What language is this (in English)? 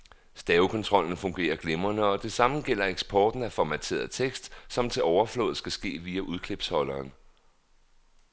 Danish